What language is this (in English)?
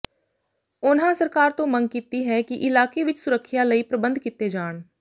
Punjabi